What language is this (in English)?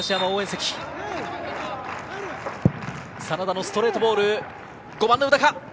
Japanese